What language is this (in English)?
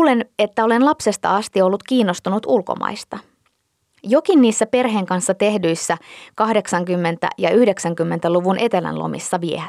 Finnish